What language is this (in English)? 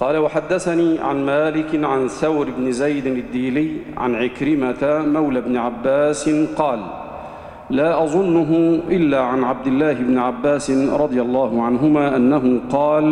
Arabic